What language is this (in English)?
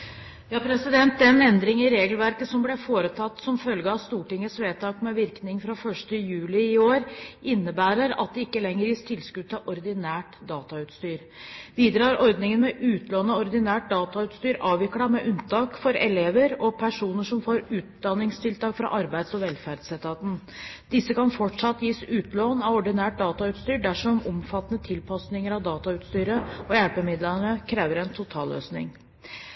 Norwegian Bokmål